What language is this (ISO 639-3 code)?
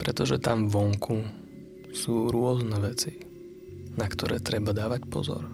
slk